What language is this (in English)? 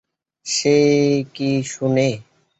Bangla